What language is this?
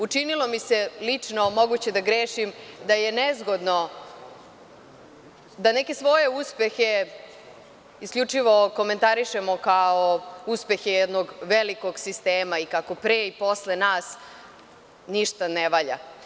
Serbian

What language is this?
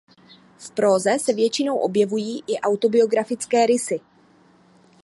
Czech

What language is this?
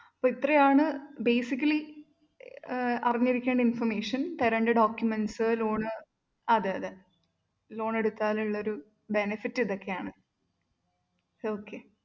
Malayalam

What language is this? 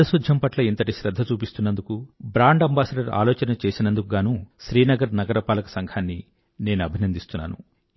Telugu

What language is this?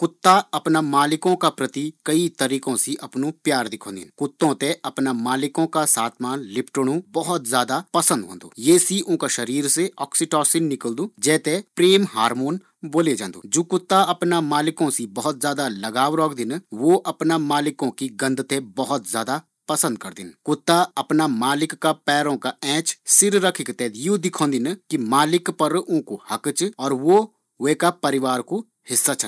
Garhwali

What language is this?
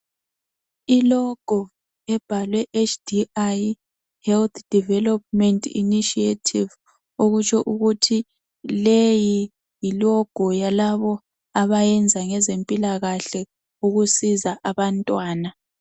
North Ndebele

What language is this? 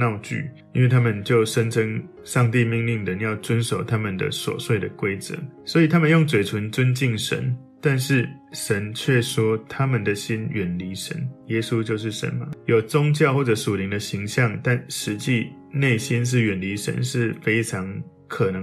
Chinese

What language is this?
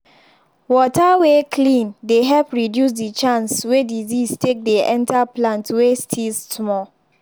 Nigerian Pidgin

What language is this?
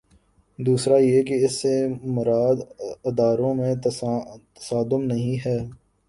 Urdu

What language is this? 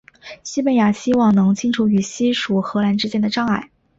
Chinese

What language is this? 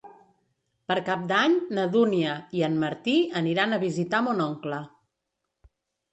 Catalan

